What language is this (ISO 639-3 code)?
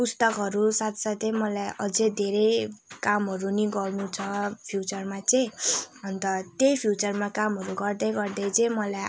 nep